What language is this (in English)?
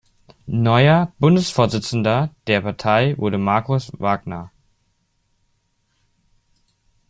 German